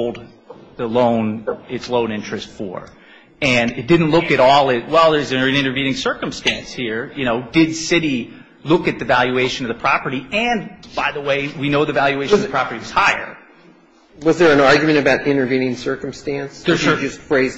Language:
English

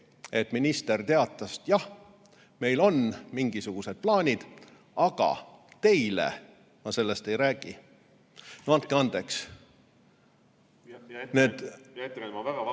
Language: Estonian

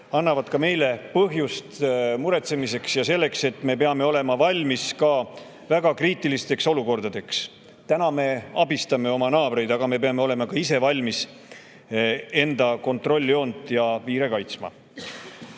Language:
Estonian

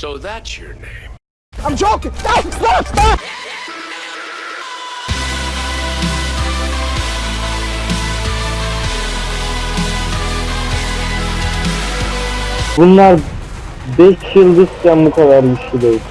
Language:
Turkish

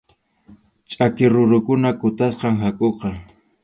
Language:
Arequipa-La Unión Quechua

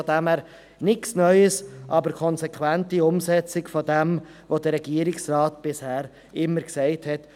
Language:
Swiss German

